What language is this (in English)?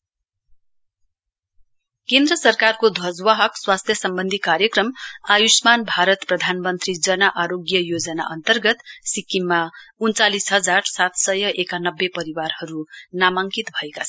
Nepali